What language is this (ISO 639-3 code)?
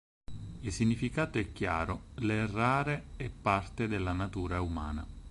ita